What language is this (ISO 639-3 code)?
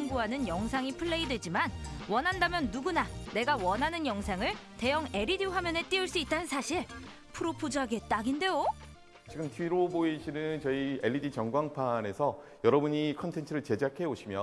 kor